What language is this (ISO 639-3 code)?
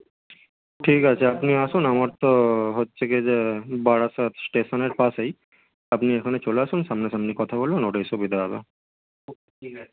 ben